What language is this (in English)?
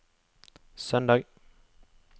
Norwegian